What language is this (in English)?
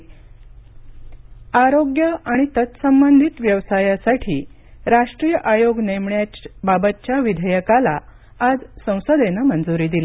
Marathi